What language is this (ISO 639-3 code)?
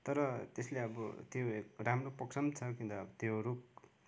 nep